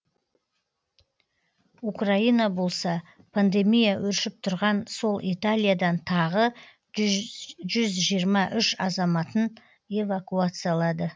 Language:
Kazakh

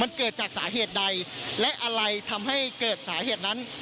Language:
Thai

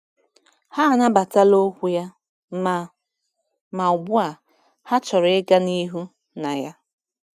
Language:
Igbo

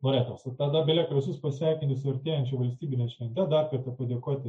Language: Lithuanian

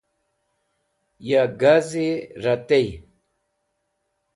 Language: Wakhi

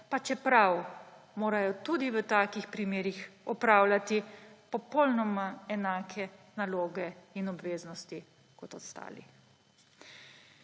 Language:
Slovenian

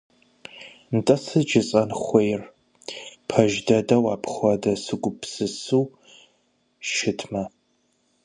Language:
Kabardian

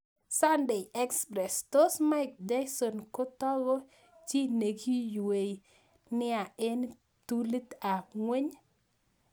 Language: Kalenjin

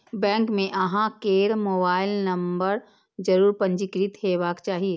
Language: Maithili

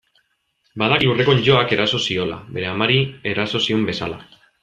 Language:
Basque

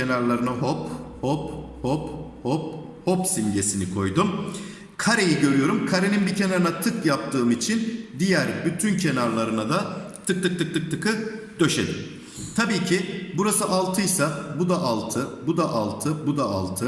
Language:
Turkish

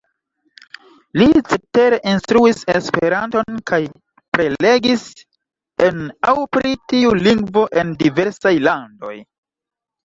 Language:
Esperanto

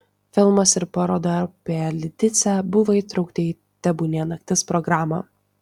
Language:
Lithuanian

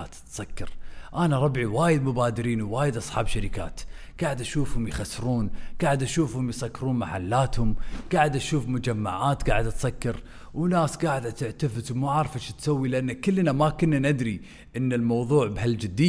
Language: Arabic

